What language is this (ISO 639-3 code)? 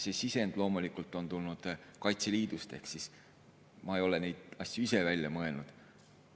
est